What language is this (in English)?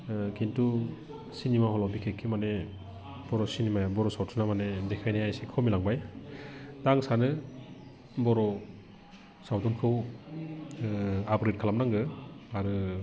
Bodo